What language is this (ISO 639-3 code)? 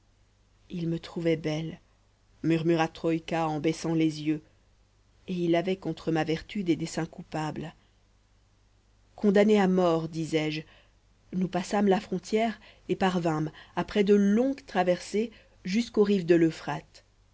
fra